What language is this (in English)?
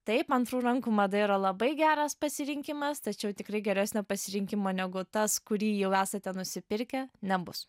Lithuanian